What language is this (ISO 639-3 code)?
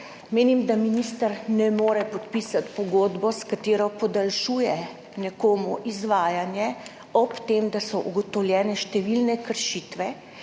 slv